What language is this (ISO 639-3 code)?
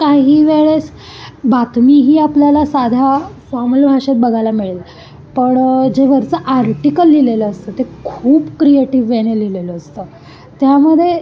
mar